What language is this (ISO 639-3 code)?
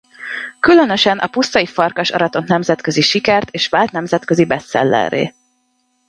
hun